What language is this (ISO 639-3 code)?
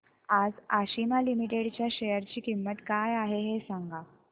mar